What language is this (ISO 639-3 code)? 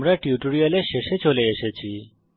ben